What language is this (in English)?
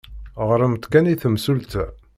Kabyle